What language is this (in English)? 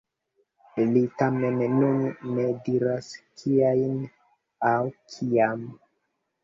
Esperanto